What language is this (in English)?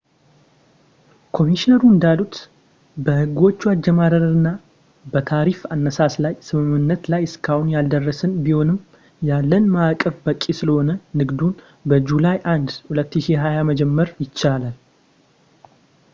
Amharic